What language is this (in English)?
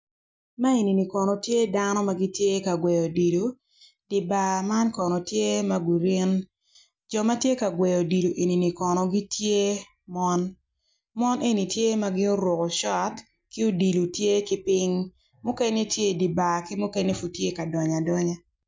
Acoli